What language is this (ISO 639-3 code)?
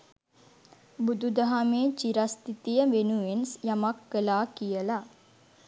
sin